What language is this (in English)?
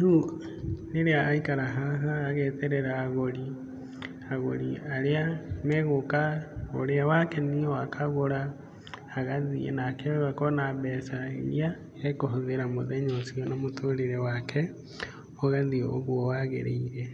Kikuyu